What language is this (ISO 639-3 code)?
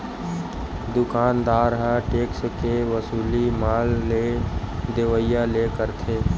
hne